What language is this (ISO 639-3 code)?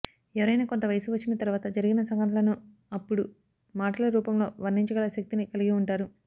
tel